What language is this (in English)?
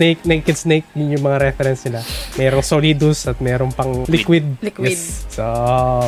Filipino